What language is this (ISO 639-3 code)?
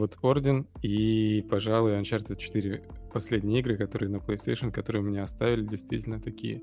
rus